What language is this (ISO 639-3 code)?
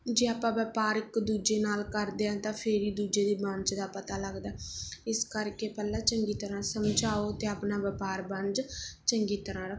pan